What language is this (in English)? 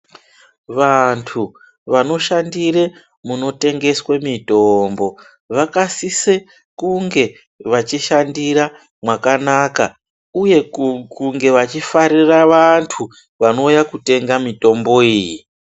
Ndau